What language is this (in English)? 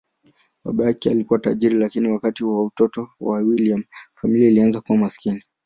Swahili